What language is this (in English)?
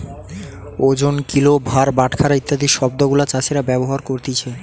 Bangla